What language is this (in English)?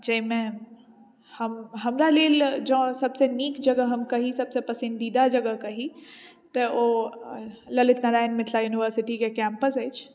Maithili